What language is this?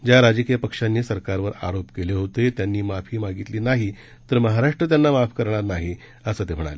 Marathi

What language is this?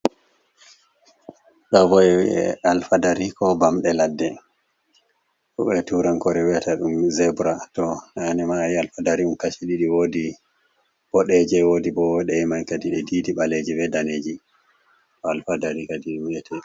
Fula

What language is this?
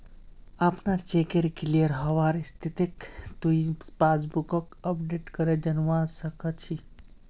Magahi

